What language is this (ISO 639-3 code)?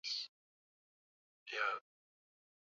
swa